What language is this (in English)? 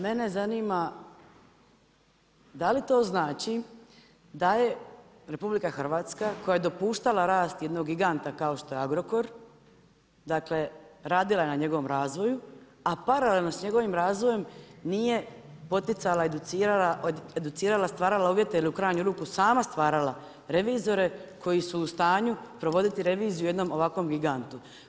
Croatian